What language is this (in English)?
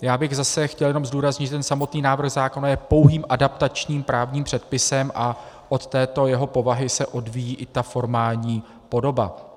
Czech